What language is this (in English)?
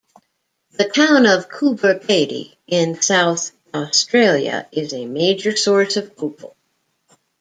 English